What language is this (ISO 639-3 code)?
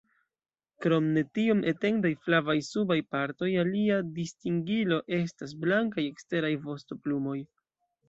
epo